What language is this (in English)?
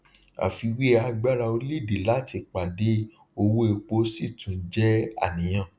Yoruba